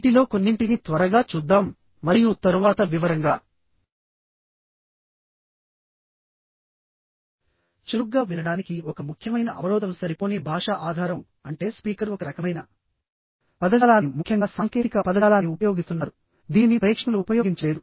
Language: Telugu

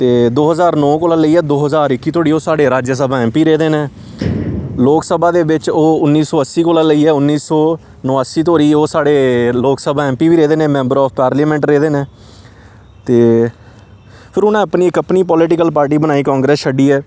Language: Dogri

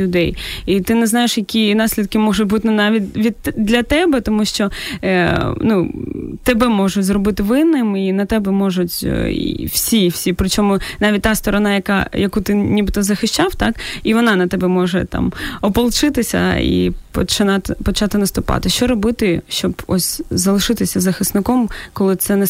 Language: Ukrainian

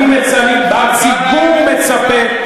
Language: Hebrew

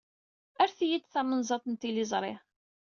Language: Kabyle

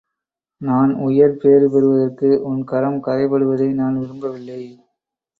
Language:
Tamil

